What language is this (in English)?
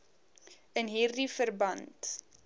Afrikaans